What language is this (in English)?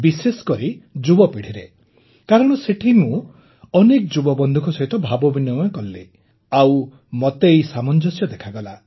Odia